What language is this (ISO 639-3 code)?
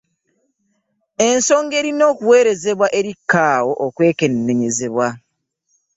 lug